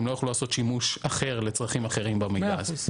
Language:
Hebrew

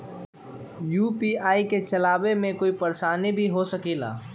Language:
Magahi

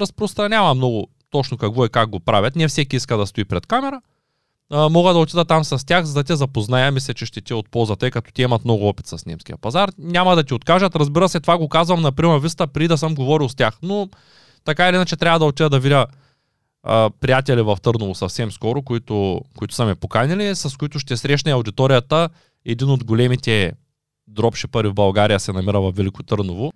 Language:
Bulgarian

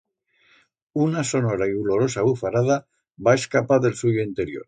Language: Aragonese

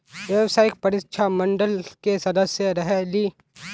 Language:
Magahi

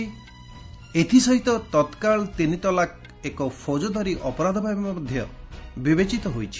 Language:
Odia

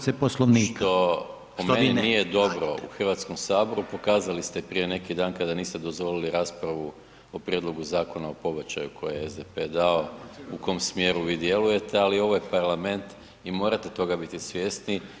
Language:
Croatian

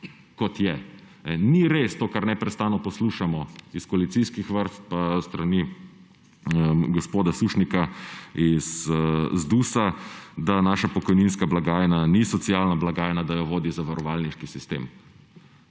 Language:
Slovenian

